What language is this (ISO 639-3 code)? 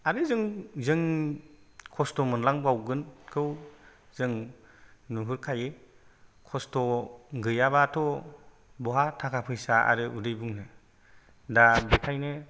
brx